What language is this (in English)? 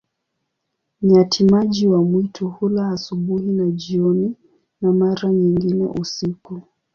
Swahili